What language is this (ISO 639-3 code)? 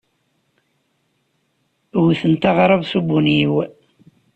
kab